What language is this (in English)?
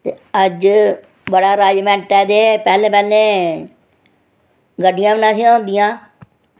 Dogri